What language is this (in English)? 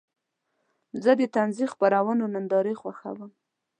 Pashto